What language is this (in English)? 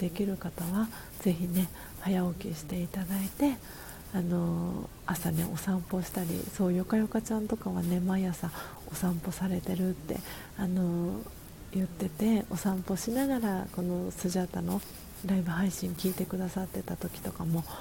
Japanese